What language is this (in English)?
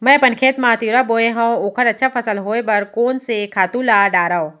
Chhattisgarhi